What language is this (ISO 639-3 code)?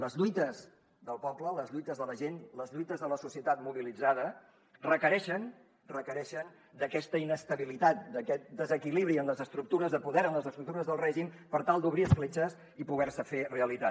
cat